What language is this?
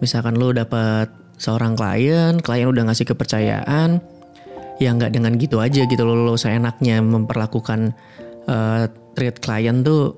Indonesian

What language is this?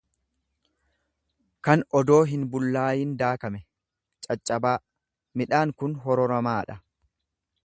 Oromo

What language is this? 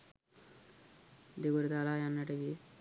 Sinhala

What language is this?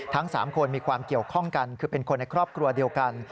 Thai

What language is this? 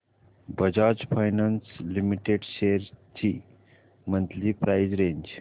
Marathi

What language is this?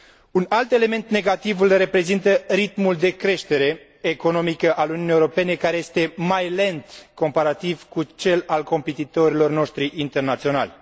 Romanian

